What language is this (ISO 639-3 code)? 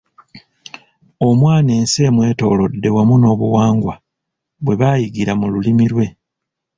lug